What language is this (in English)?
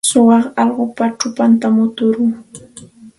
Santa Ana de Tusi Pasco Quechua